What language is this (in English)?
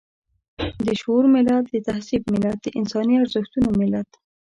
Pashto